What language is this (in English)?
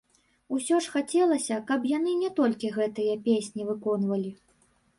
Belarusian